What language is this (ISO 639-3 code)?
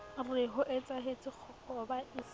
sot